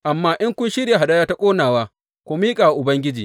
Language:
Hausa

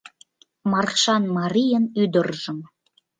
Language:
Mari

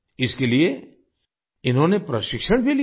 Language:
Hindi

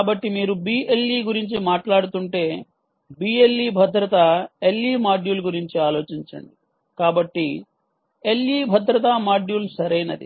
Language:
Telugu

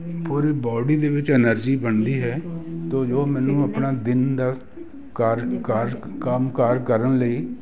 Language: Punjabi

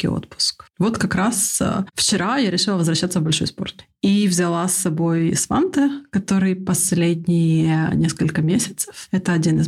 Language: Russian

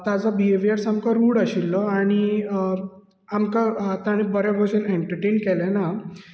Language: Konkani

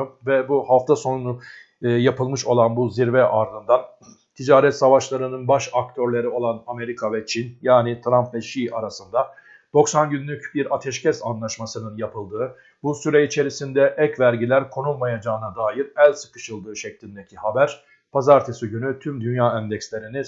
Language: Turkish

